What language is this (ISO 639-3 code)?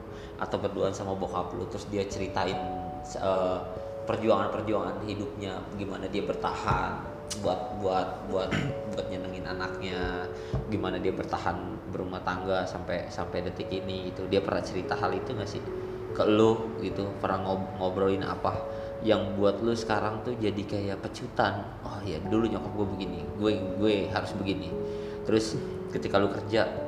ind